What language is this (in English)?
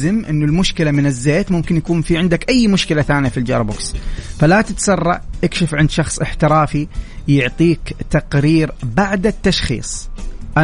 Arabic